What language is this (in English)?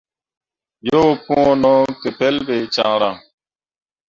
Mundang